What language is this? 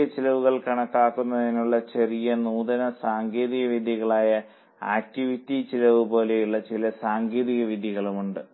Malayalam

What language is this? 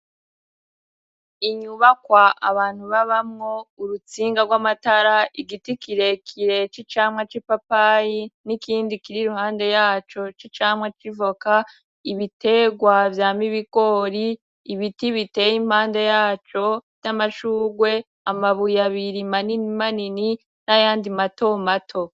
Rundi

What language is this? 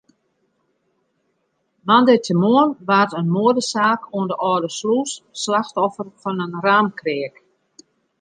Western Frisian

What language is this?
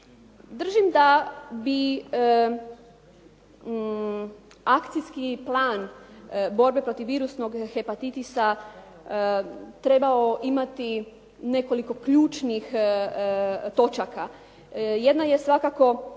Croatian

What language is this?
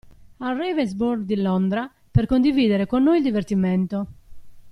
Italian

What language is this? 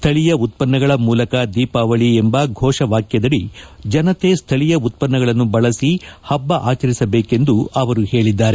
Kannada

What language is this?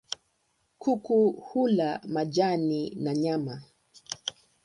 Swahili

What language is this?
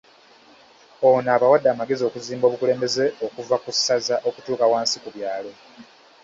Ganda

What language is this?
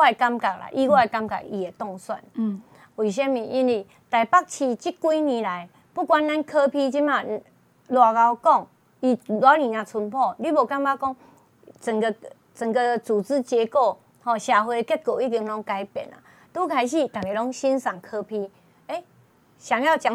Chinese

